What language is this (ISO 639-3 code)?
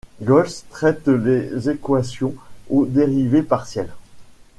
fra